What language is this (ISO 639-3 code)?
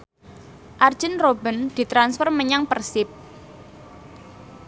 jav